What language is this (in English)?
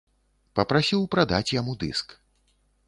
Belarusian